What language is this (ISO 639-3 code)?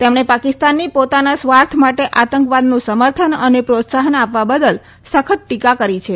guj